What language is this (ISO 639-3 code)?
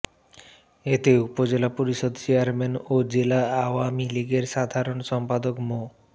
ben